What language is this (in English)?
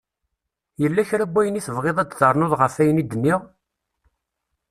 Kabyle